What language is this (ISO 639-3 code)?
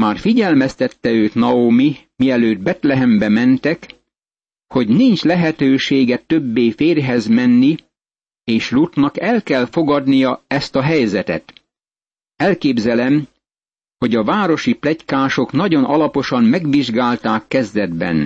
hun